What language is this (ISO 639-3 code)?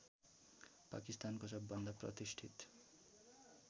nep